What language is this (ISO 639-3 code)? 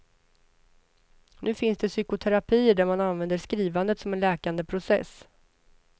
swe